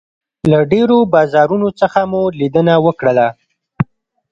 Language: Pashto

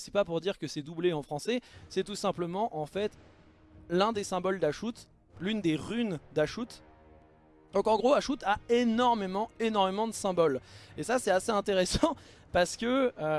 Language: French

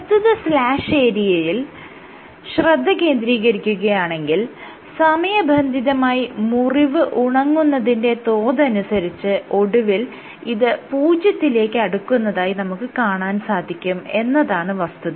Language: Malayalam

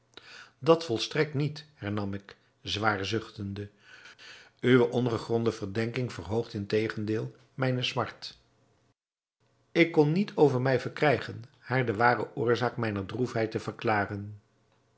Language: Dutch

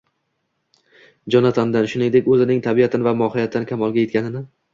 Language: Uzbek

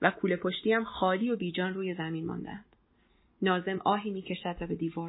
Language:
Persian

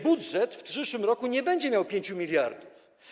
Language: Polish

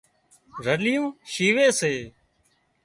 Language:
Wadiyara Koli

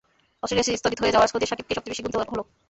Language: Bangla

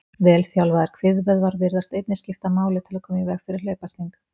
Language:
Icelandic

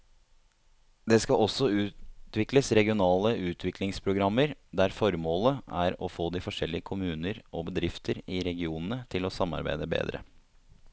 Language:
Norwegian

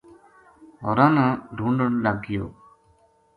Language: Gujari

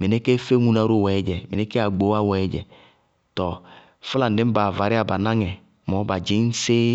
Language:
Bago-Kusuntu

